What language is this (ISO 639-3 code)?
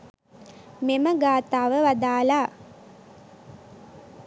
sin